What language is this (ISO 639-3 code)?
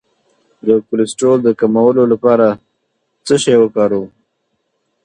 pus